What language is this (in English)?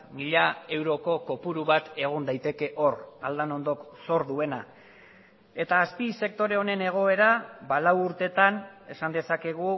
Basque